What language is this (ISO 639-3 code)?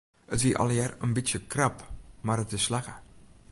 fry